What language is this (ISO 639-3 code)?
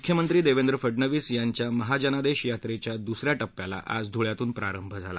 mar